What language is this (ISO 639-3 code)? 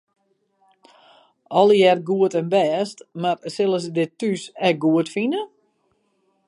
fry